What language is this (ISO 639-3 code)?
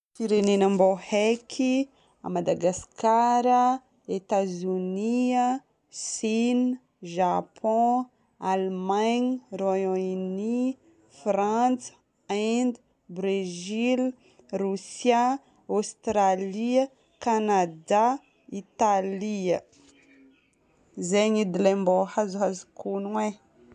bmm